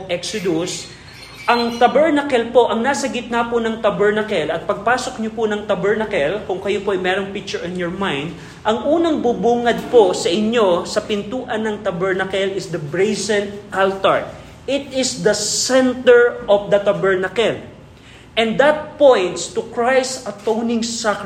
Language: Filipino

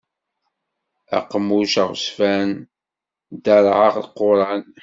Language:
Kabyle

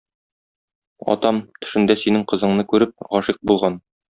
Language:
Tatar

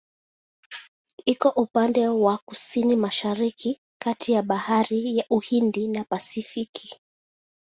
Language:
Swahili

